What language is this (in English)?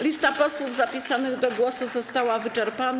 Polish